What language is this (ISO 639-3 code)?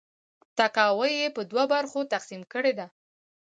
pus